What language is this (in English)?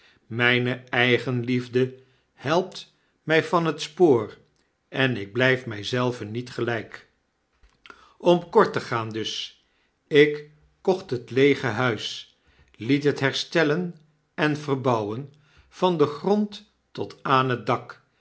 Dutch